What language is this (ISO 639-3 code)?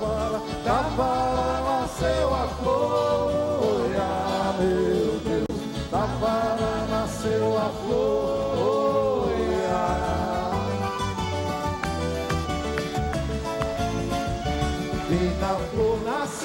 por